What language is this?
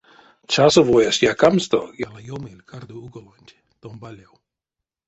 Erzya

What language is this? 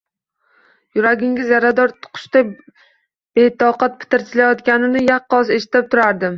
Uzbek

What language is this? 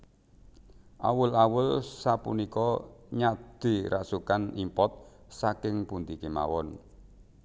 Javanese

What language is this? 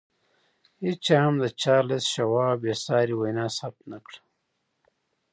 Pashto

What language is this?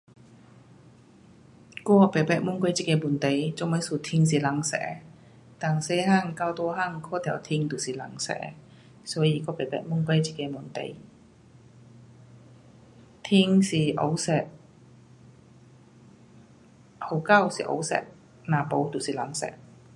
Pu-Xian Chinese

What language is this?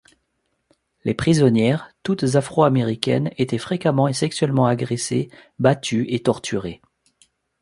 French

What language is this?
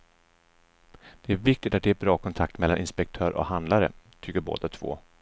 Swedish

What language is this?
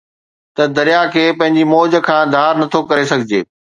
Sindhi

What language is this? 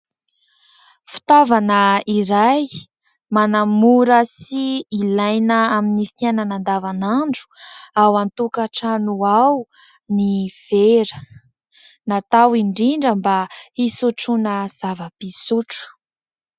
Malagasy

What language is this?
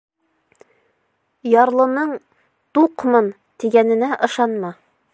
Bashkir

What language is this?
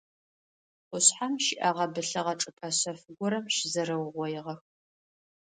Adyghe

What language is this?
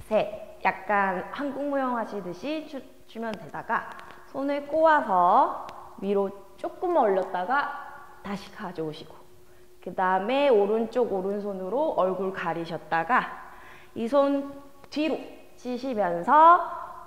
Korean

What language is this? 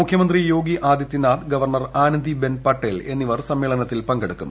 Malayalam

